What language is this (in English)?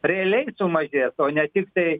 Lithuanian